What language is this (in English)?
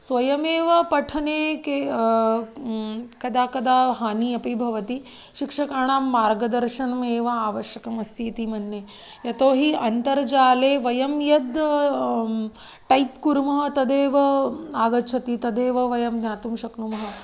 Sanskrit